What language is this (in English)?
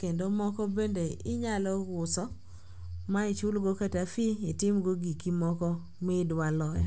Luo (Kenya and Tanzania)